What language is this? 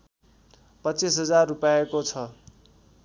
Nepali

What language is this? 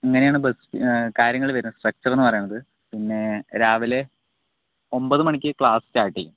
Malayalam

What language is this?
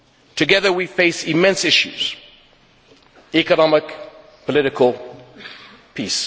English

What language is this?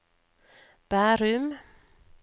Norwegian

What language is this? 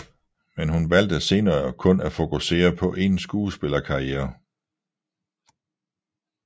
Danish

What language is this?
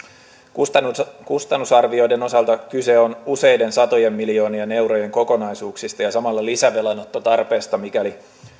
Finnish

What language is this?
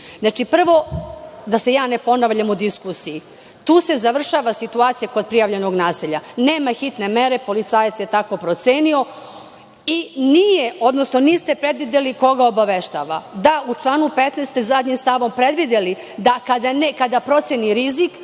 Serbian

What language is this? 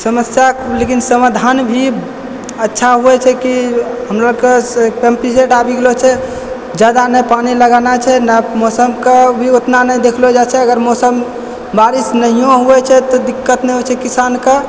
Maithili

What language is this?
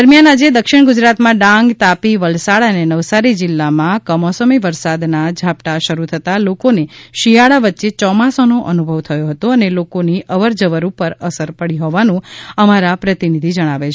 Gujarati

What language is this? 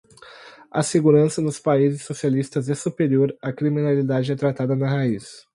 Portuguese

